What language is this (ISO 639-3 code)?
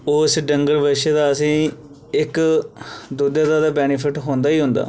doi